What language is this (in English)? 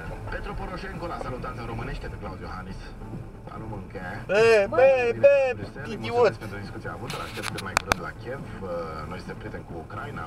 Romanian